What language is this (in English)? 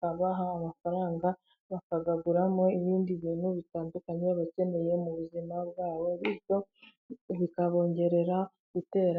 Kinyarwanda